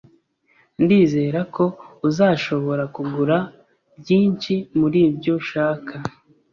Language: Kinyarwanda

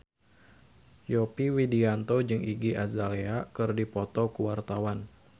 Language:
Sundanese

